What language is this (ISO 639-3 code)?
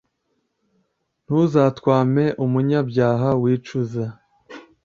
kin